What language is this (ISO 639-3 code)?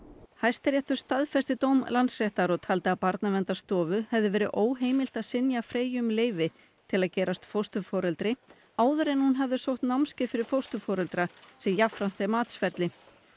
isl